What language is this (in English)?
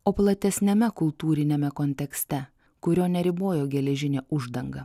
Lithuanian